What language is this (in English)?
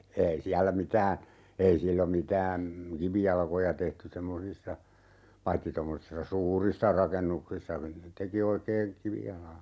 Finnish